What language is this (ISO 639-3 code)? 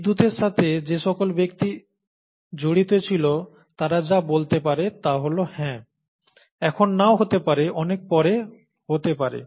ben